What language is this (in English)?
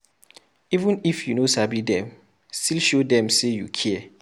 Nigerian Pidgin